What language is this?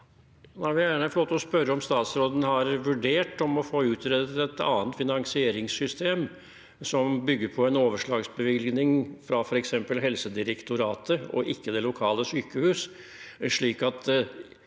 Norwegian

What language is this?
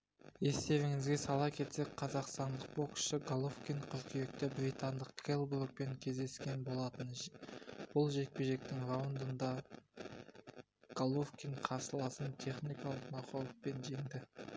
Kazakh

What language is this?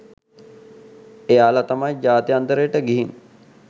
Sinhala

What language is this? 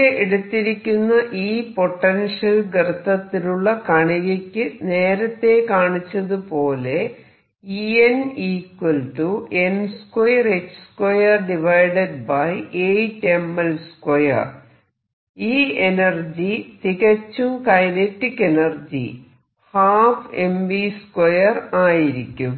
Malayalam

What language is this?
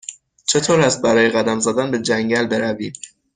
Persian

